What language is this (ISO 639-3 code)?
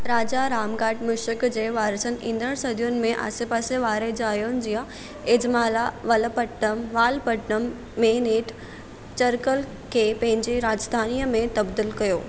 snd